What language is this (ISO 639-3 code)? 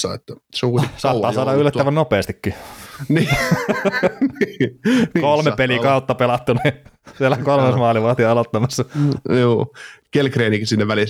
fin